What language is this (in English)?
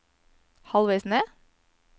Norwegian